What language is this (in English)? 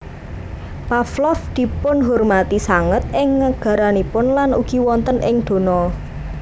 Javanese